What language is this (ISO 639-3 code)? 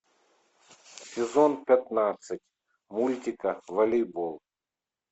rus